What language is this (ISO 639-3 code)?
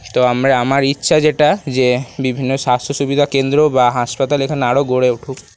ben